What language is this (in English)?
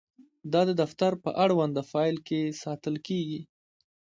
Pashto